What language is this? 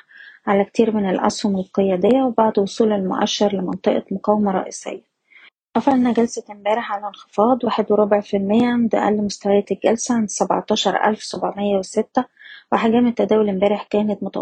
Arabic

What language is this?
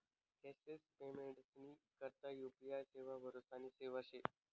Marathi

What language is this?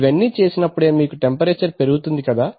Telugu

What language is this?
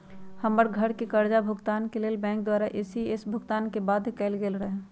Magahi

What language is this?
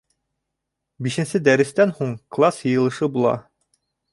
Bashkir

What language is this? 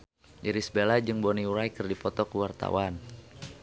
Sundanese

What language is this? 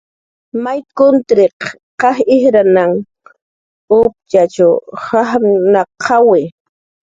Jaqaru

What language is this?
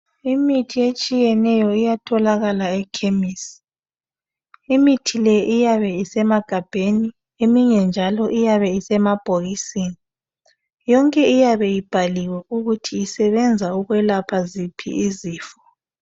North Ndebele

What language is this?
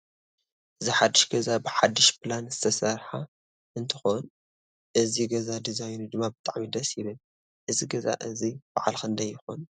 Tigrinya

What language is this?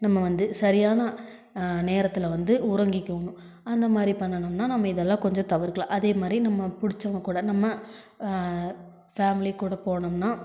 Tamil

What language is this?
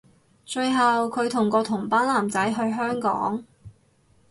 Cantonese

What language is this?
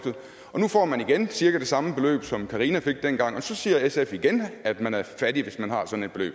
Danish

